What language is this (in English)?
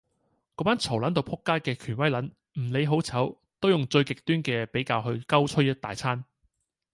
Cantonese